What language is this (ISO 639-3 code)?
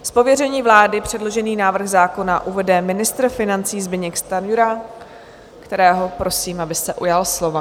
ces